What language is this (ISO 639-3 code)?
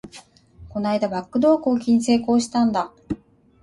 jpn